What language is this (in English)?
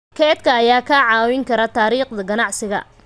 Somali